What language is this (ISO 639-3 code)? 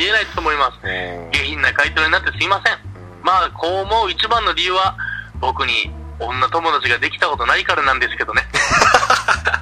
jpn